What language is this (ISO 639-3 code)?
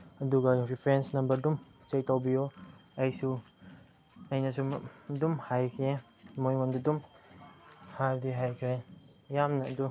mni